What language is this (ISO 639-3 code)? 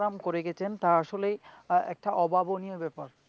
ben